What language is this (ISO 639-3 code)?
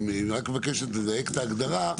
heb